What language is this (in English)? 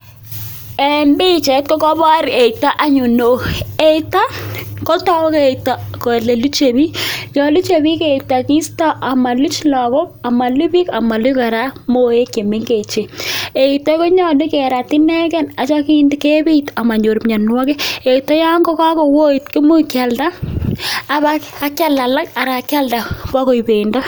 Kalenjin